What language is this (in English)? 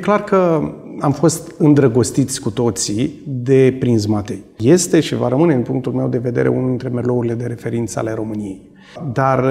Romanian